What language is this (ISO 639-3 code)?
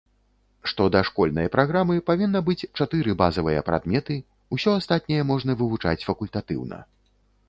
bel